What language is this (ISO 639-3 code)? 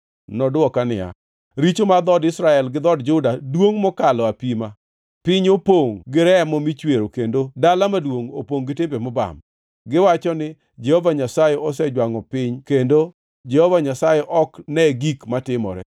luo